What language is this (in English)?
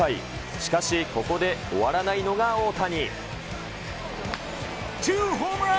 Japanese